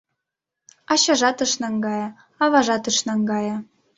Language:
Mari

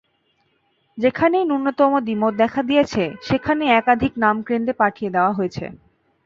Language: Bangla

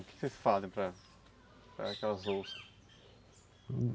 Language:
Portuguese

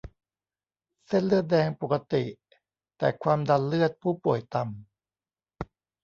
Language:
Thai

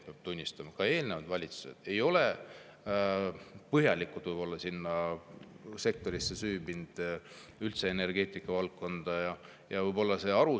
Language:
Estonian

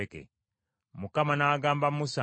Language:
Ganda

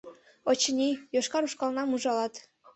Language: Mari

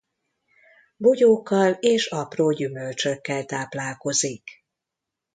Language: Hungarian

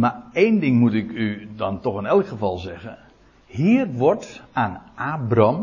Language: Dutch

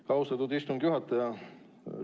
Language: Estonian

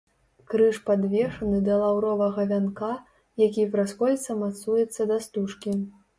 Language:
Belarusian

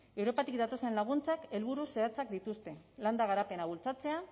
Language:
Basque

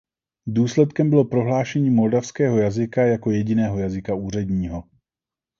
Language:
Czech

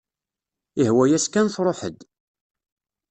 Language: Kabyle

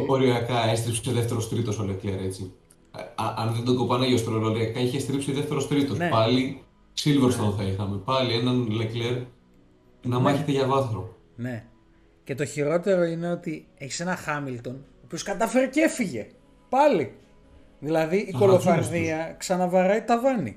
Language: Greek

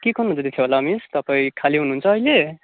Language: Nepali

